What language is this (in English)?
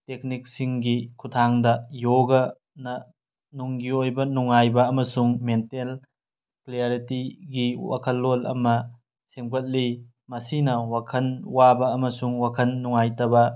Manipuri